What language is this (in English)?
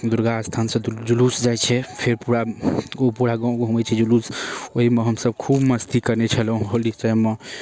Maithili